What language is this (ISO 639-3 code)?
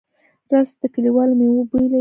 pus